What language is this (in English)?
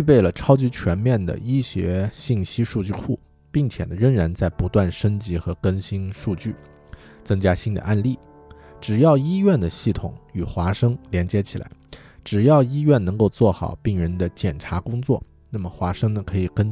Chinese